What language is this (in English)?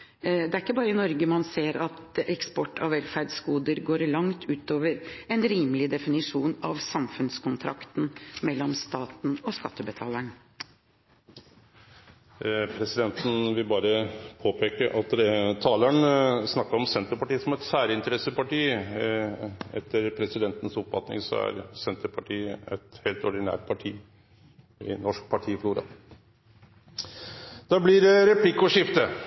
Norwegian